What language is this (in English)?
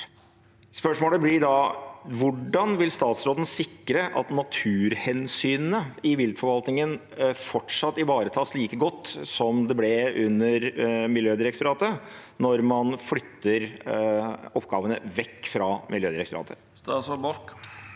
Norwegian